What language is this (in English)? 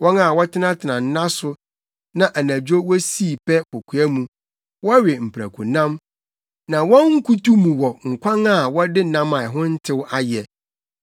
Akan